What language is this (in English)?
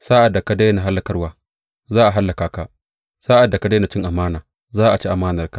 Hausa